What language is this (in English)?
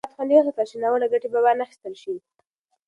Pashto